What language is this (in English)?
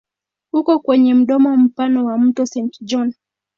Swahili